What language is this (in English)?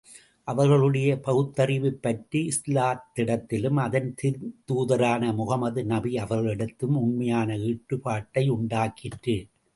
Tamil